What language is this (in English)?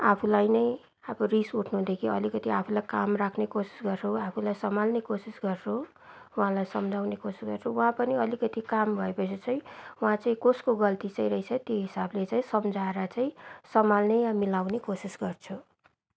Nepali